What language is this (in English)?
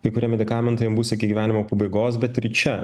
Lithuanian